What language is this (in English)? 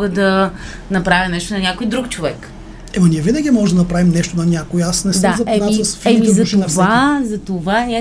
Bulgarian